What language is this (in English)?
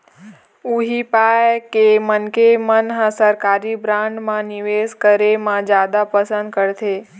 Chhattisgarhi